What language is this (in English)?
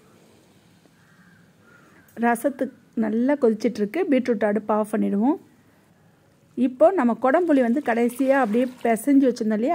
Arabic